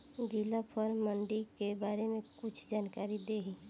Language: Bhojpuri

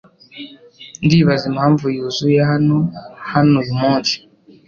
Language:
Kinyarwanda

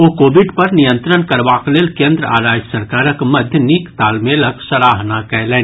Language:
Maithili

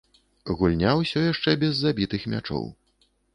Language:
Belarusian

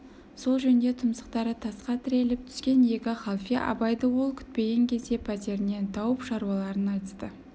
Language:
Kazakh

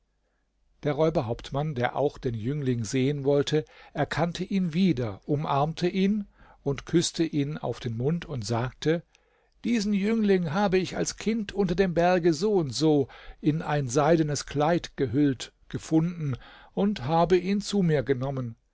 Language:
German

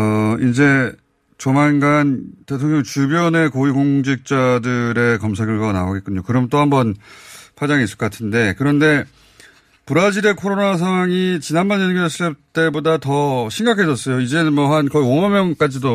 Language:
Korean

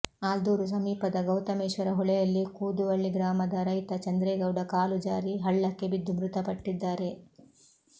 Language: Kannada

